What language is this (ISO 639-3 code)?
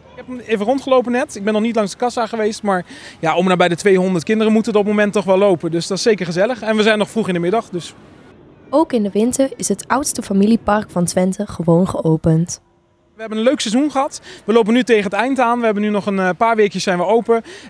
nld